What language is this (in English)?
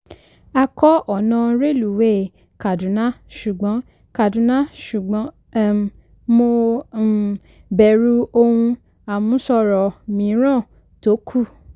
Yoruba